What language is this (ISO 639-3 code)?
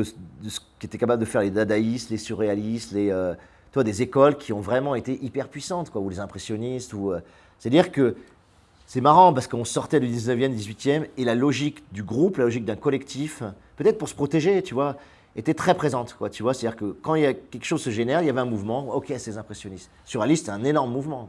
fra